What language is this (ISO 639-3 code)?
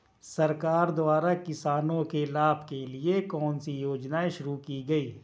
hin